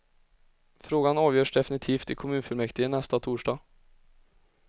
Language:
Swedish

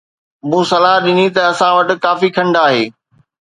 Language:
Sindhi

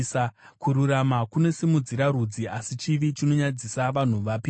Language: Shona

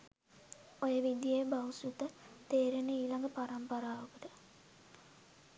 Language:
Sinhala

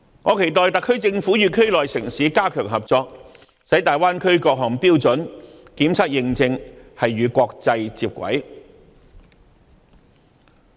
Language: Cantonese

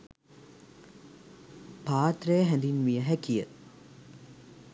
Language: Sinhala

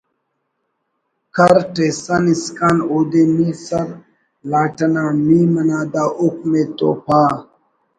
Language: Brahui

